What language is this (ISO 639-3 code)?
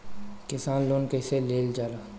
bho